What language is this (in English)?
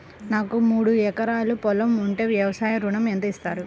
Telugu